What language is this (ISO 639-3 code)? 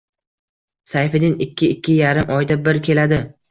uzb